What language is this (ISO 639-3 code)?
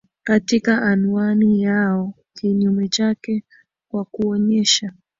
swa